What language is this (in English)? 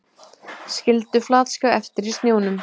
Icelandic